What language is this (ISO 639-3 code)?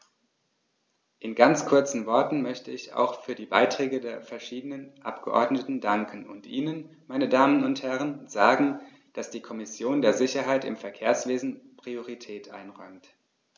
deu